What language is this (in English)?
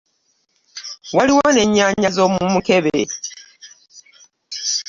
Ganda